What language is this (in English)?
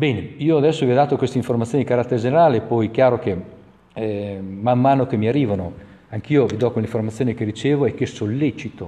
Italian